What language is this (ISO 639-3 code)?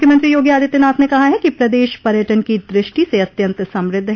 hin